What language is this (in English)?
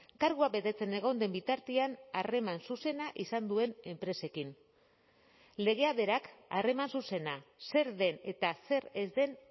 Basque